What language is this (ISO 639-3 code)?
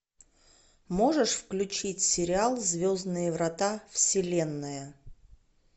rus